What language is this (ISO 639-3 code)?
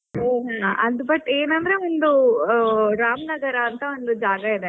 kan